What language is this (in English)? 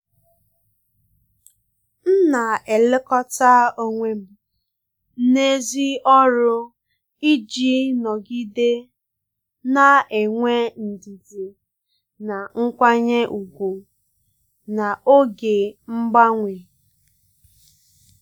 Igbo